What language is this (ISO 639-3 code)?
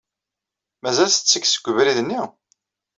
kab